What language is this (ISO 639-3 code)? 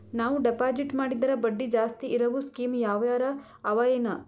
kan